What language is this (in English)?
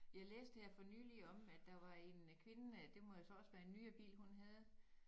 Danish